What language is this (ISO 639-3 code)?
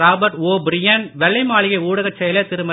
tam